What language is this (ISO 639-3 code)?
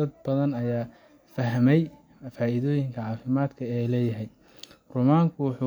som